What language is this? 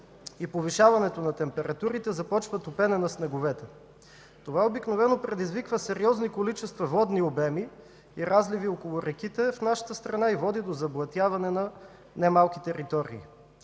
Bulgarian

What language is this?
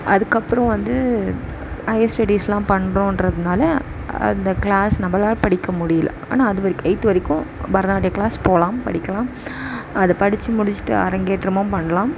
Tamil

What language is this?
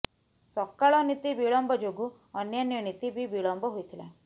Odia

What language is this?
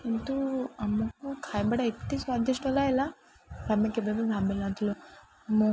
Odia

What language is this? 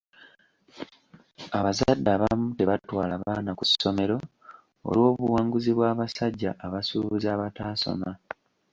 Ganda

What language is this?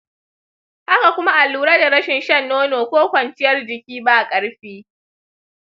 Hausa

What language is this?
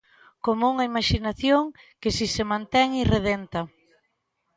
Galician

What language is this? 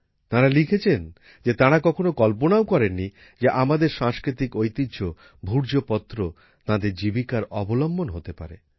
Bangla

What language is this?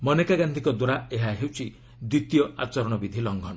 Odia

